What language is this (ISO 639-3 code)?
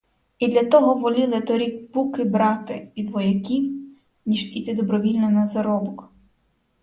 ukr